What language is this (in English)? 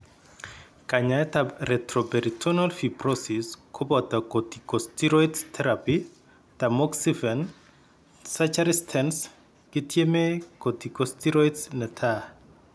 Kalenjin